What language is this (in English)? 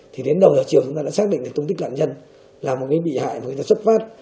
Vietnamese